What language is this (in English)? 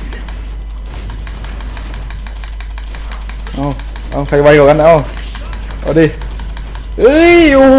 Thai